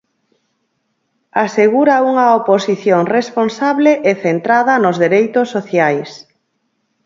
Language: Galician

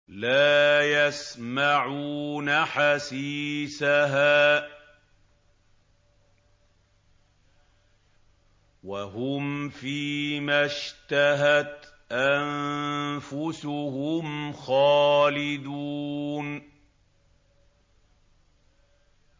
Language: Arabic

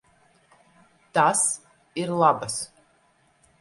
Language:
Latvian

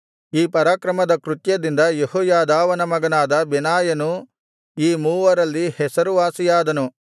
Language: Kannada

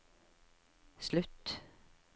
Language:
Norwegian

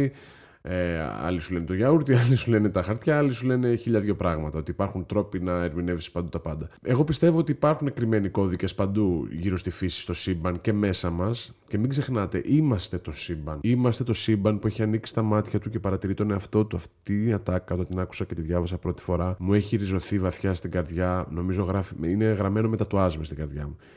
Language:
Greek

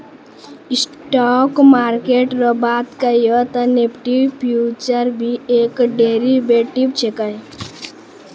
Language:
Maithili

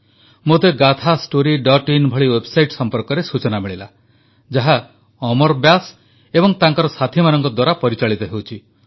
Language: Odia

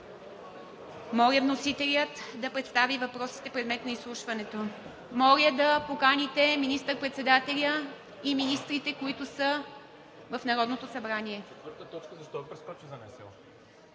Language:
Bulgarian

